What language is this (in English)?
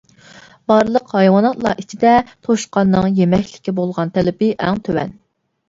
Uyghur